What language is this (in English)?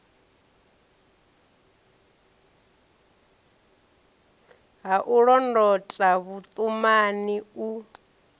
Venda